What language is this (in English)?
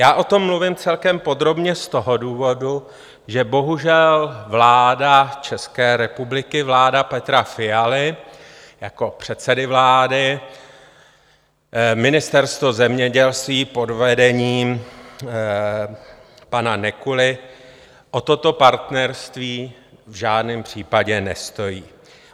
Czech